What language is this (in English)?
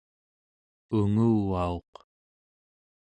Central Yupik